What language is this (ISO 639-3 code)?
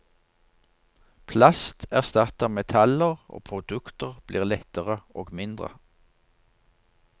nor